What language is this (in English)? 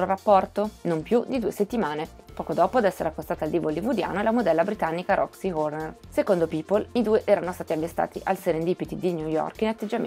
Italian